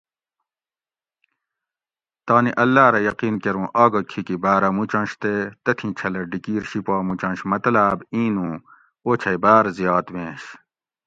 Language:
Gawri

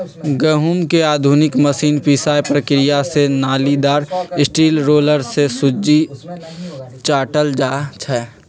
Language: Magahi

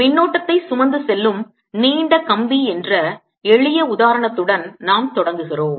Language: Tamil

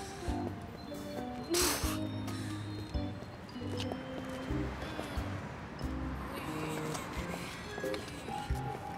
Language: Russian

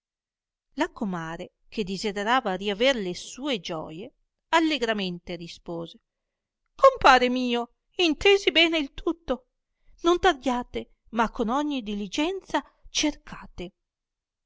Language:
Italian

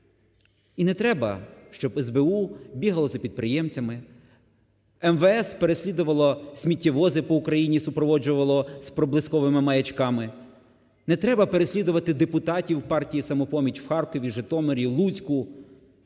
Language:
Ukrainian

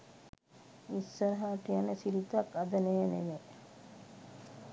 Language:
Sinhala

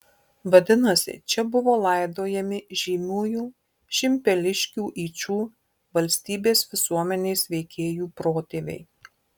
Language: Lithuanian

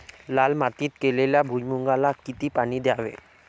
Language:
Marathi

